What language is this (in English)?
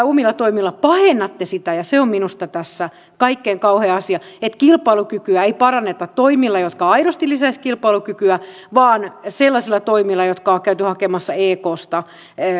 Finnish